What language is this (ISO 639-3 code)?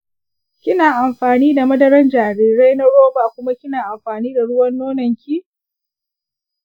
hau